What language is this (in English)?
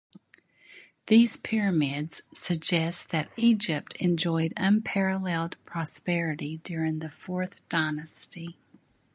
English